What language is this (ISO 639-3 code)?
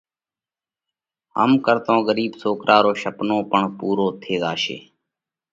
kvx